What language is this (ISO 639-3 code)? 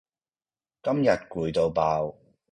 yue